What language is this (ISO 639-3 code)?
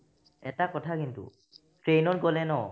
asm